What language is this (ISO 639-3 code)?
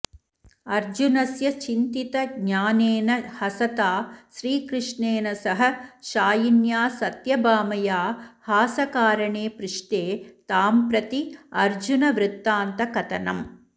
san